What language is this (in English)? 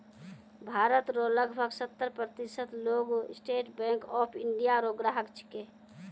Maithili